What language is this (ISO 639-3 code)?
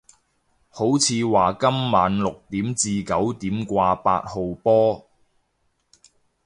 yue